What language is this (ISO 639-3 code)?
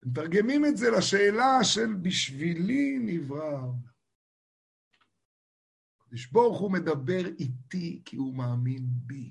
heb